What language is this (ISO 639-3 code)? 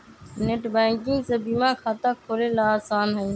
mag